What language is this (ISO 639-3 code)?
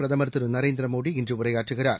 tam